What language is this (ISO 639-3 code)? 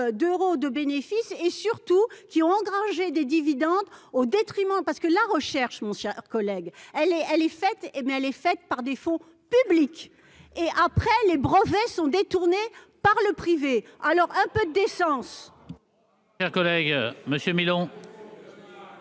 fra